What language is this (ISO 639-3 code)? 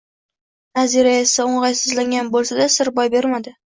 uzb